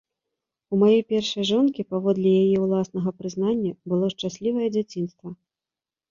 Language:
Belarusian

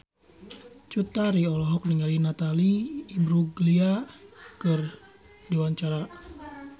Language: Sundanese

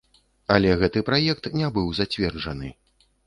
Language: Belarusian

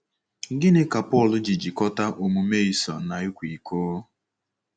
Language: Igbo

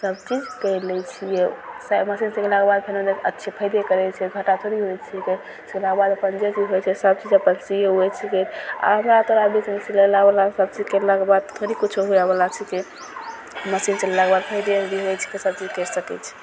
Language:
Maithili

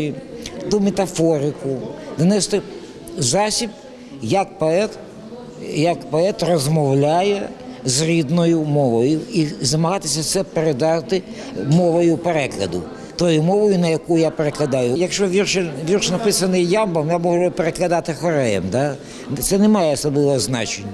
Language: Ukrainian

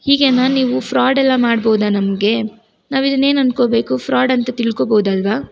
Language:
Kannada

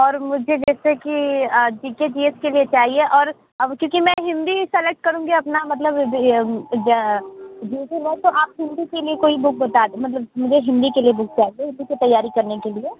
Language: Hindi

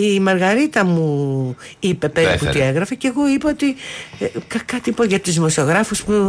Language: Greek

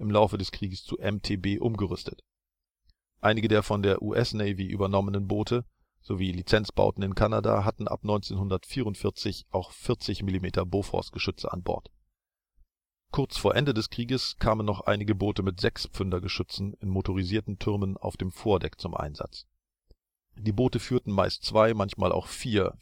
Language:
German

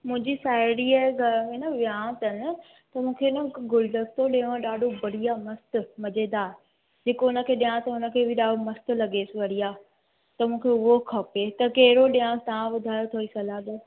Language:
Sindhi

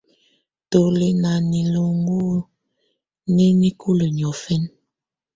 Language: Tunen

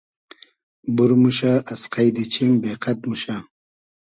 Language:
Hazaragi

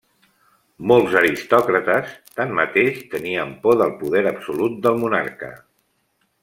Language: Catalan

